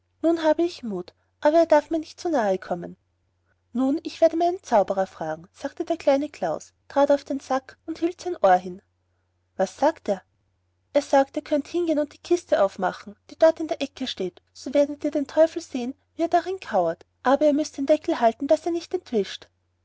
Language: German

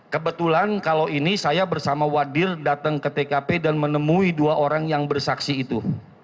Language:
Indonesian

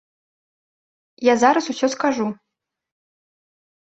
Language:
Belarusian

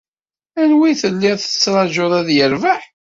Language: Kabyle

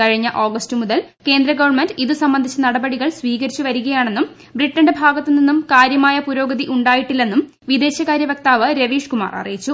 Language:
Malayalam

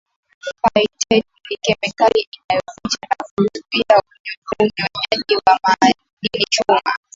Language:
Swahili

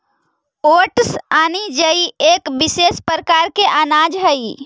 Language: Magahi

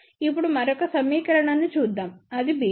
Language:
Telugu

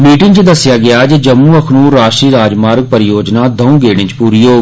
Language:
Dogri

